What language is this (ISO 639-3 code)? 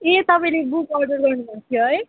nep